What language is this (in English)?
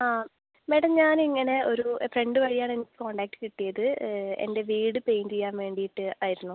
Malayalam